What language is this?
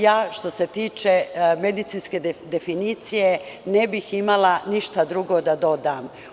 Serbian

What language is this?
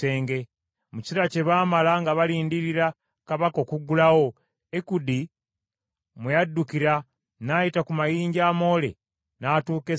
Ganda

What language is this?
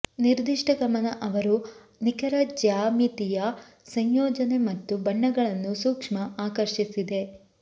Kannada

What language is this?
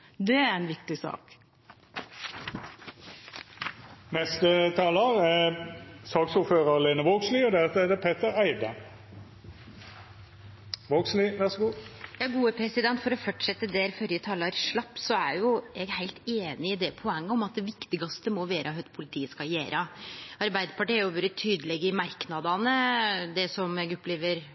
Norwegian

